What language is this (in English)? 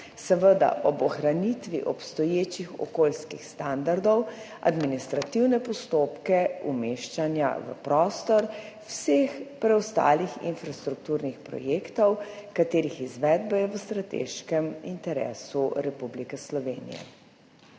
Slovenian